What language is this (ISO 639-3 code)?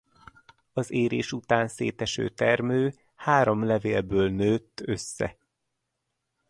hun